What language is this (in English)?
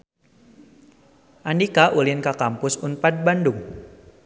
Sundanese